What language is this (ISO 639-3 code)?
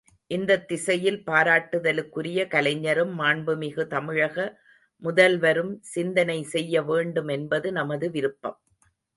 tam